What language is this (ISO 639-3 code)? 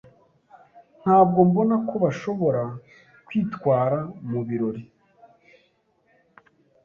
kin